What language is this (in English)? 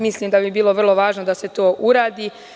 Serbian